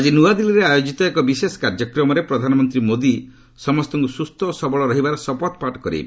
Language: Odia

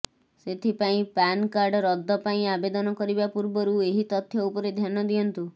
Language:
Odia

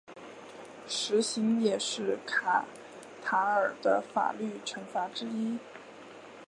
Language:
Chinese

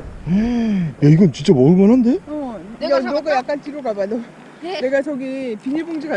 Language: Korean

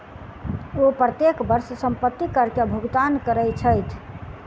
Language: Maithili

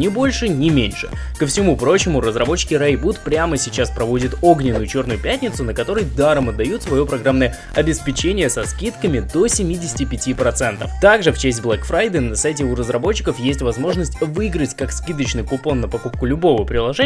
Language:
Russian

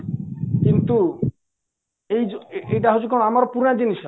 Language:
Odia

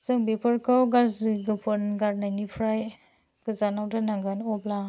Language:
Bodo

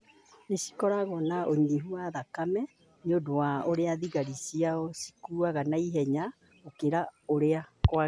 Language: Kikuyu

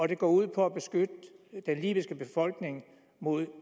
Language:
Danish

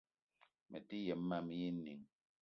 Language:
Eton (Cameroon)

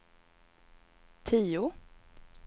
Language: Swedish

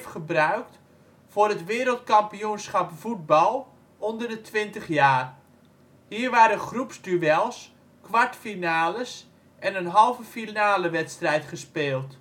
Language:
Dutch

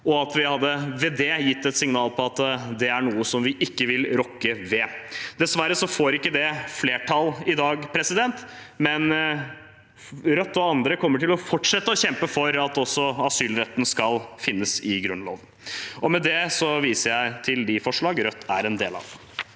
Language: Norwegian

